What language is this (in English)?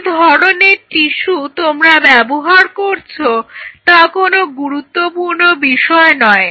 Bangla